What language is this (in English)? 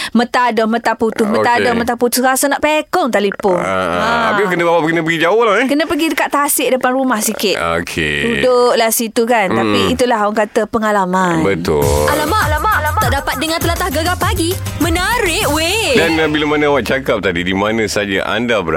Malay